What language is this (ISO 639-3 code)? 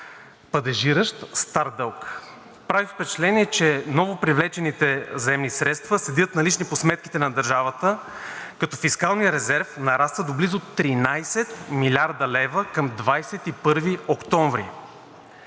bul